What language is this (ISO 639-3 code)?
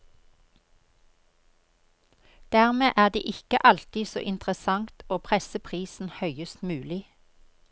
nor